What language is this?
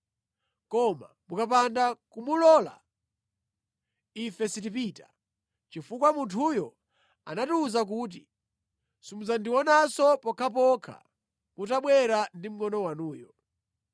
Nyanja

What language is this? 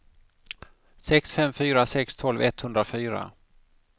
Swedish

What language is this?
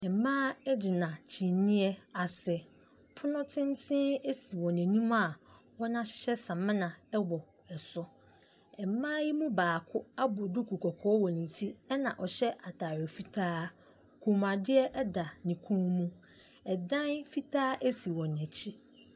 Akan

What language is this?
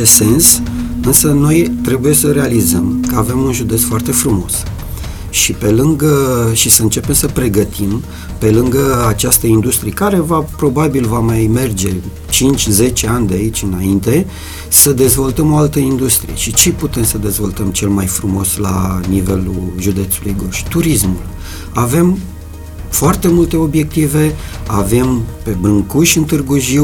Romanian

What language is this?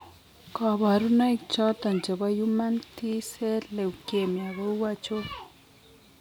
Kalenjin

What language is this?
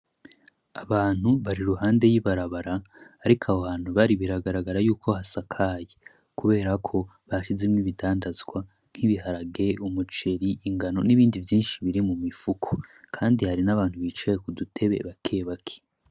Rundi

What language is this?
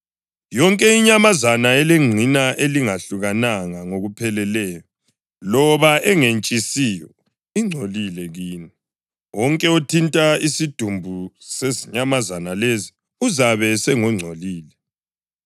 North Ndebele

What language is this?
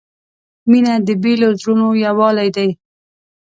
Pashto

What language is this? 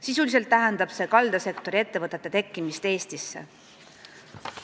Estonian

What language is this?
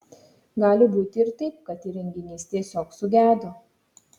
Lithuanian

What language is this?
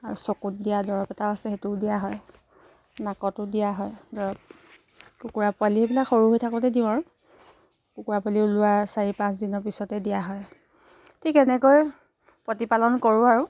Assamese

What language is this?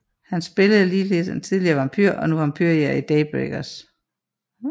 Danish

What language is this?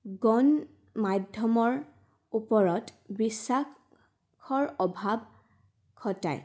Assamese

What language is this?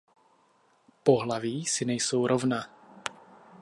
Czech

